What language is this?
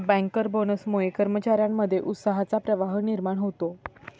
Marathi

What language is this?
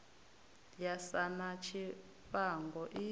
Venda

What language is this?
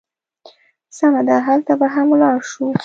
Pashto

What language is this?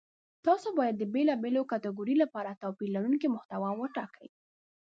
Pashto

